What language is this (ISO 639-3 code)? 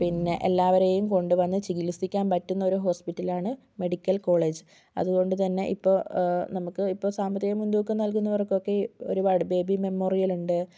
mal